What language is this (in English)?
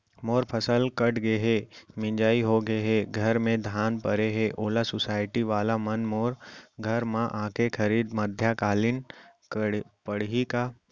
Chhattisgarhi